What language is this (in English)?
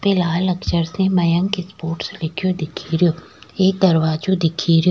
Rajasthani